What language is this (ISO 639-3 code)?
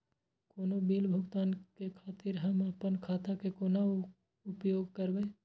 mai